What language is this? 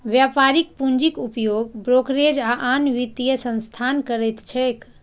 Maithili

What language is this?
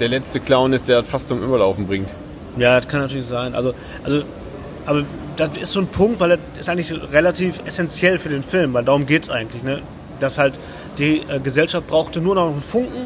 German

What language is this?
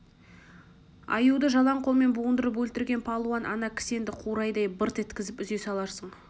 Kazakh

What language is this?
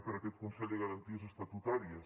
Catalan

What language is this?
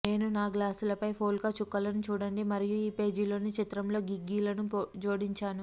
Telugu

